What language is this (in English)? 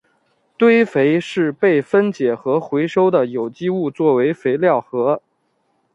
Chinese